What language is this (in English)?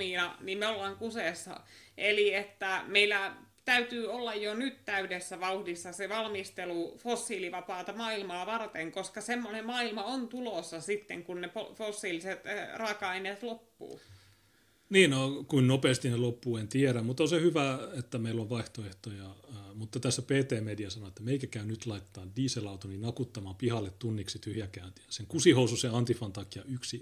Finnish